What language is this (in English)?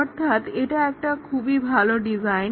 Bangla